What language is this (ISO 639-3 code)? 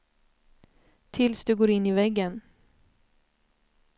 swe